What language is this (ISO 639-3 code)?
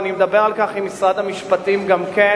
heb